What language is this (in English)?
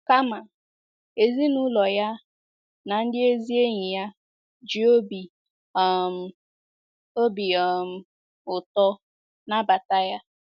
Igbo